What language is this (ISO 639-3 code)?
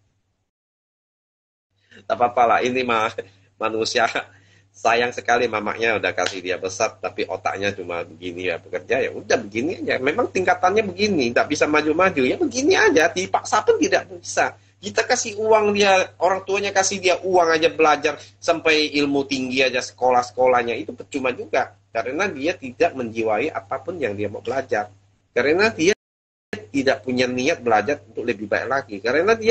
ind